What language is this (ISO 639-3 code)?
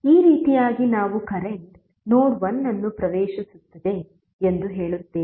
kan